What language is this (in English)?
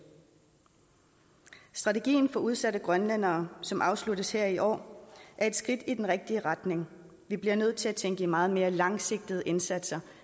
Danish